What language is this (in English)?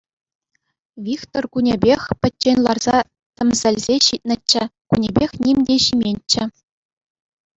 Chuvash